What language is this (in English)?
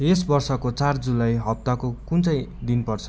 Nepali